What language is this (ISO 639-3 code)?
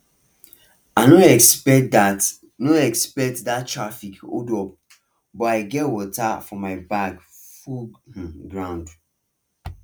pcm